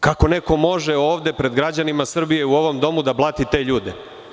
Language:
Serbian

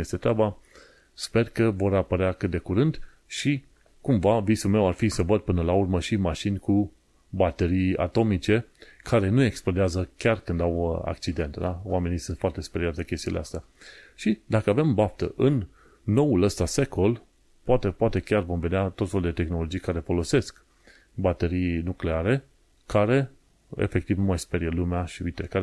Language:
Romanian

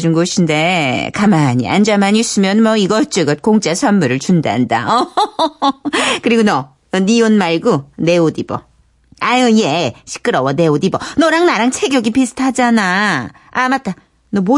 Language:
Korean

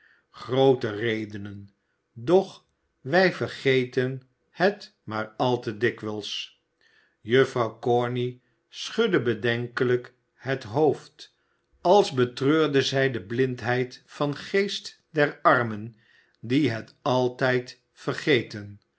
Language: Dutch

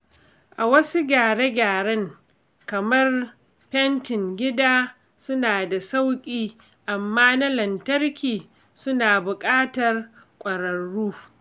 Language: Hausa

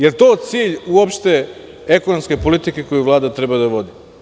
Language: Serbian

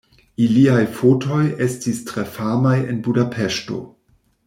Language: Esperanto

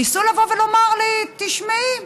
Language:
Hebrew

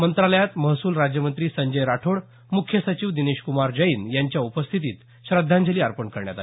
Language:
Marathi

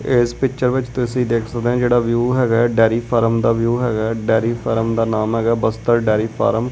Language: Punjabi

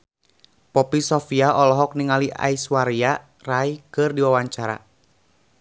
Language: Sundanese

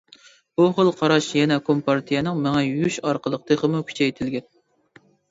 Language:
Uyghur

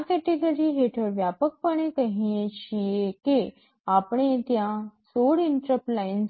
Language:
Gujarati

